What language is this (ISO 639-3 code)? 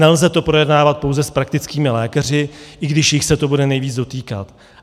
ces